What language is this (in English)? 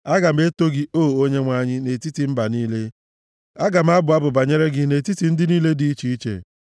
Igbo